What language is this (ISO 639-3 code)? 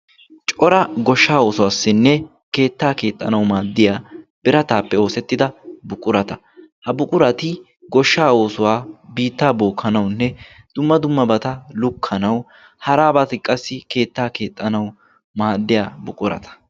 wal